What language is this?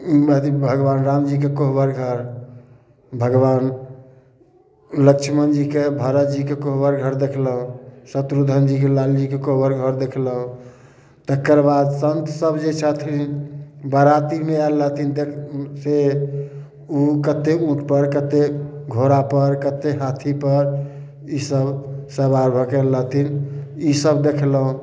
Maithili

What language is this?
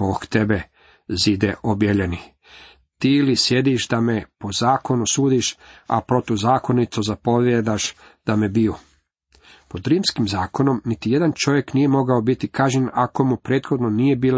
Croatian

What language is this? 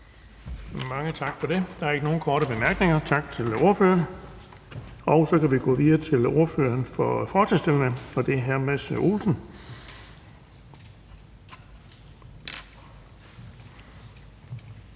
Danish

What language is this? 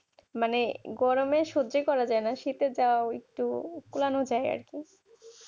Bangla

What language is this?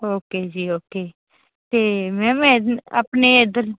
Punjabi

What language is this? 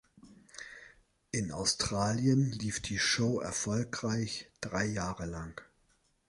German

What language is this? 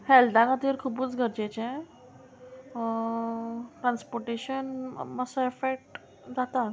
Konkani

